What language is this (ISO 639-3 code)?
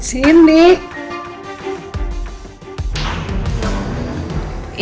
ind